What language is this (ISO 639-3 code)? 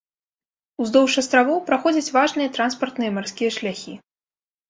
bel